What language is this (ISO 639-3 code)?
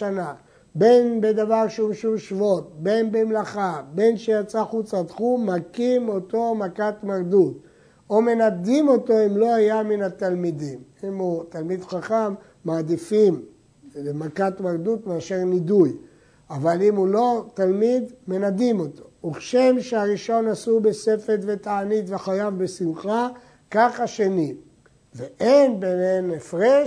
heb